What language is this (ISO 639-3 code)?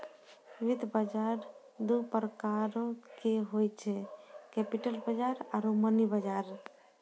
mai